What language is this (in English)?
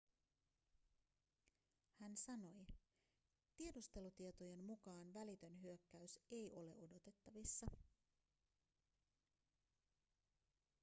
Finnish